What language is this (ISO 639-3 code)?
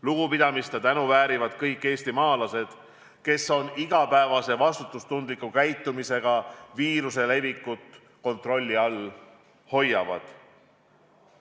est